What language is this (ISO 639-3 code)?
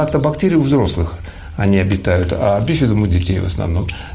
rus